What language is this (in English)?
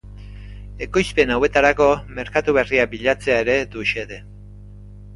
Basque